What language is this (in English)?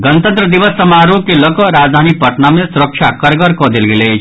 Maithili